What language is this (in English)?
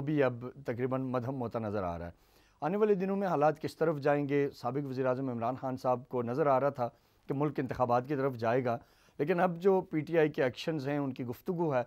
Hindi